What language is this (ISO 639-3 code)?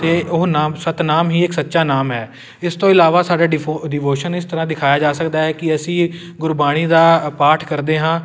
pan